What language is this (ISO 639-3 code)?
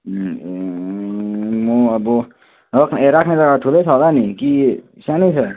nep